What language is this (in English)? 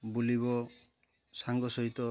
Odia